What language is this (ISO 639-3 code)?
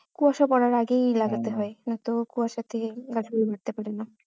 ben